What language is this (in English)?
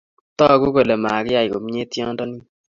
Kalenjin